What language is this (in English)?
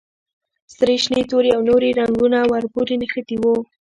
Pashto